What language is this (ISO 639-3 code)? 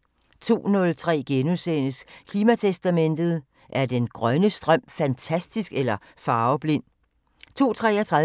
dan